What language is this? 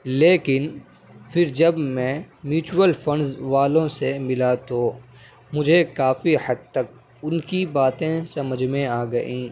Urdu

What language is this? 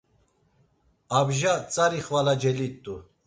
Laz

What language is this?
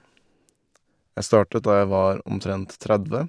Norwegian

